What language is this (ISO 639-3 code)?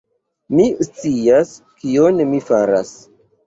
epo